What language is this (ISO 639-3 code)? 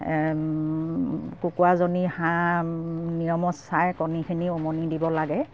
asm